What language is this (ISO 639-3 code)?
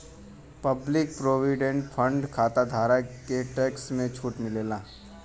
bho